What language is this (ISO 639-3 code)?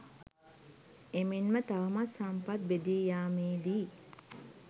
sin